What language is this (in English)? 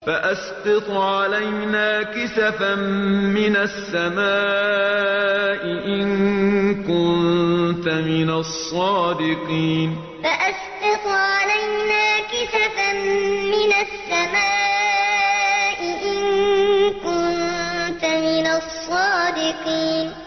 Arabic